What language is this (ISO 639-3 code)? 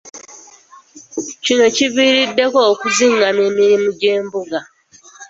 lug